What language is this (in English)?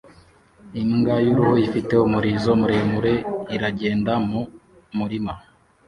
Kinyarwanda